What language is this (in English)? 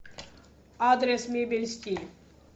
Russian